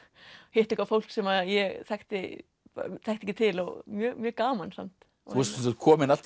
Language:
Icelandic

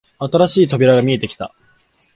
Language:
Japanese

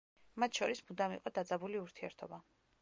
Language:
Georgian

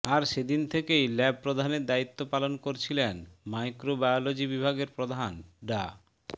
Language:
Bangla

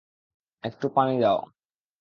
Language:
Bangla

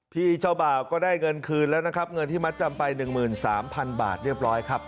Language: Thai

